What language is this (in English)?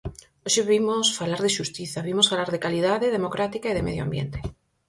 Galician